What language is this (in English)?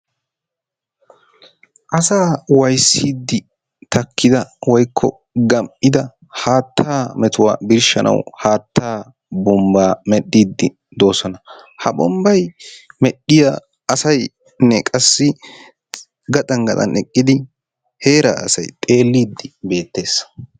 Wolaytta